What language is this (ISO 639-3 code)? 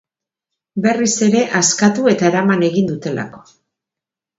eus